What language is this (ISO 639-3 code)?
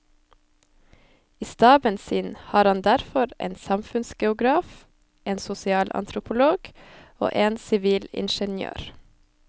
nor